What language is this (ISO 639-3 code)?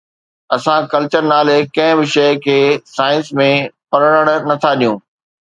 snd